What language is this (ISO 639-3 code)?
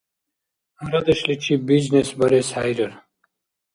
dar